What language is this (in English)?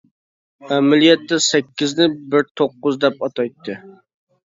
Uyghur